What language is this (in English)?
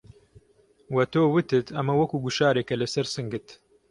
Central Kurdish